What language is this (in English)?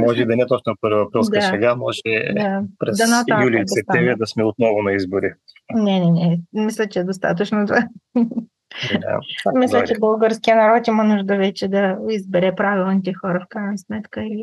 Bulgarian